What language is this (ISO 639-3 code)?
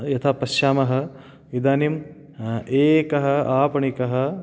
san